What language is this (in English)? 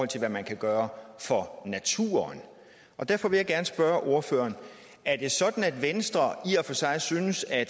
Danish